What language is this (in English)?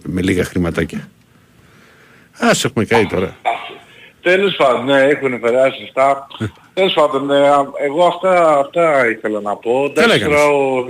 Greek